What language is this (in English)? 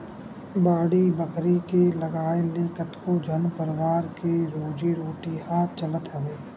Chhattisgarhi